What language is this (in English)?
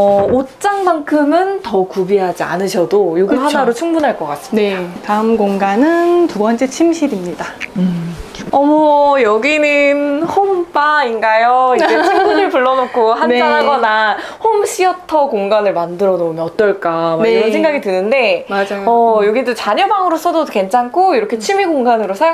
Korean